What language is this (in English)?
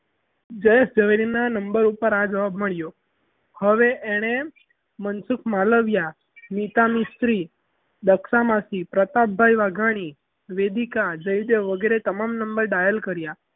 Gujarati